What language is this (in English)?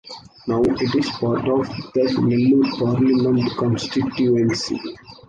English